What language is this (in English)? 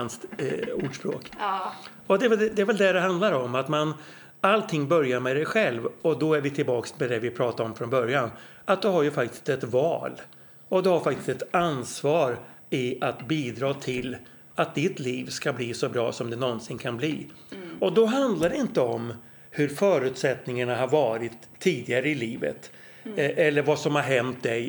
Swedish